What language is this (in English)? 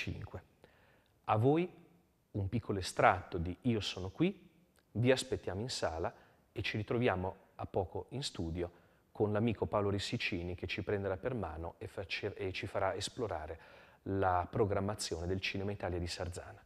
Italian